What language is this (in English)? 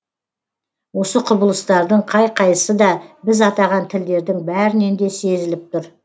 Kazakh